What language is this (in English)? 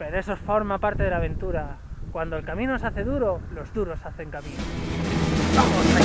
Spanish